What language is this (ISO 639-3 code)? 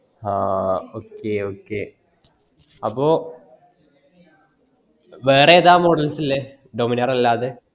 mal